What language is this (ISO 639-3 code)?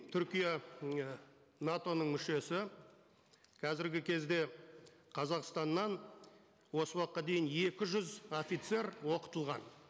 kaz